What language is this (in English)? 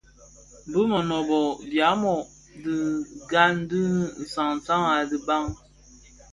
Bafia